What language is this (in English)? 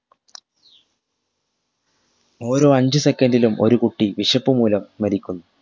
Malayalam